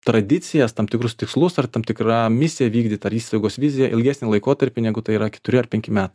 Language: Lithuanian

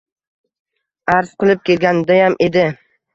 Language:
Uzbek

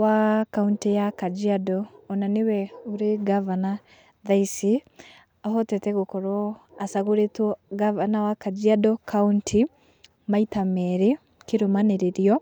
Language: Kikuyu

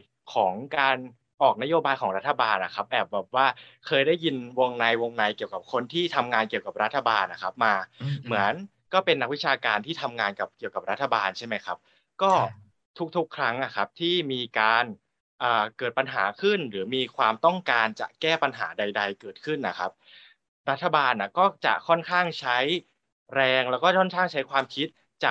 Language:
Thai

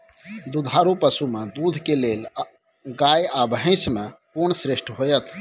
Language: Maithili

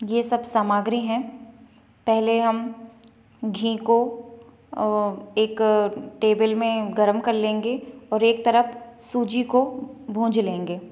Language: Hindi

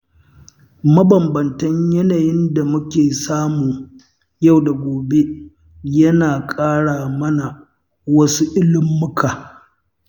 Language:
Hausa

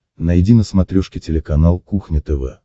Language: Russian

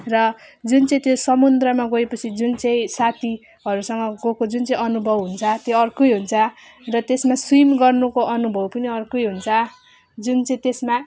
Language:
Nepali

